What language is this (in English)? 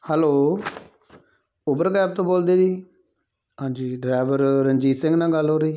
Punjabi